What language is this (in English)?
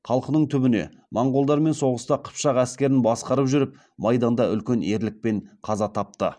Kazakh